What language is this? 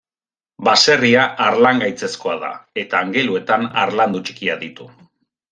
Basque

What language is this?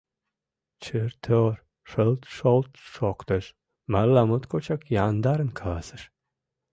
Mari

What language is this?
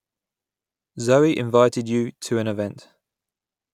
English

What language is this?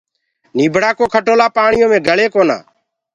Gurgula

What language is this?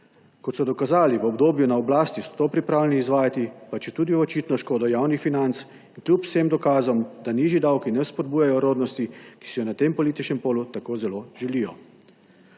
Slovenian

